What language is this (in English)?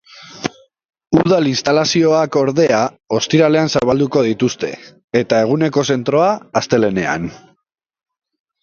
Basque